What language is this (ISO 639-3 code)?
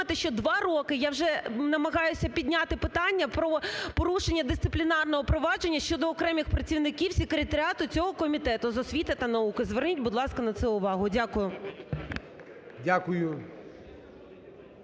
ukr